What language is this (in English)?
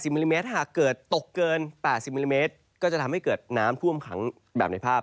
Thai